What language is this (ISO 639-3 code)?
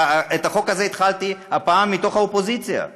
heb